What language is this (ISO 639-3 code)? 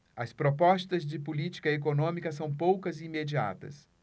por